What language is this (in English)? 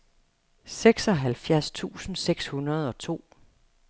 Danish